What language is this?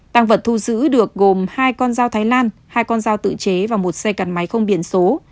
Vietnamese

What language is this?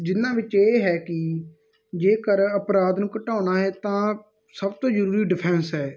Punjabi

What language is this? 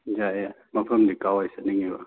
Manipuri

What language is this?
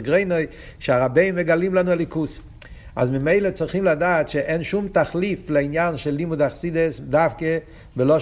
Hebrew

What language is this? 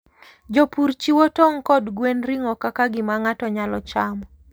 Luo (Kenya and Tanzania)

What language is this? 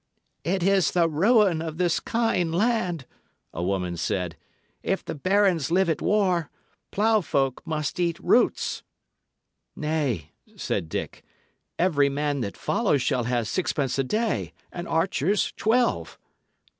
English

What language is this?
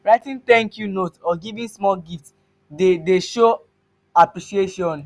Nigerian Pidgin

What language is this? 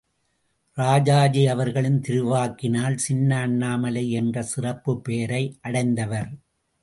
Tamil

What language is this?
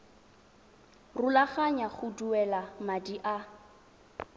Tswana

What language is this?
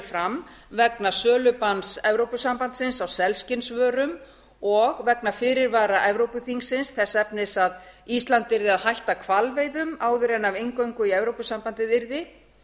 Icelandic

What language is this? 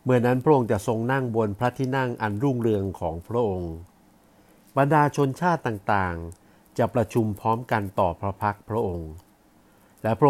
Thai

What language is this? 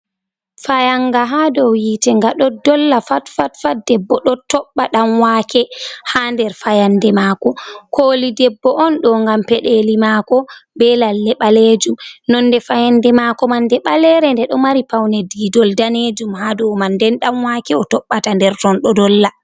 Fula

